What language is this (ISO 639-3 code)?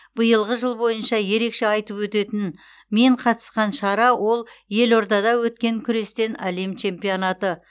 kaz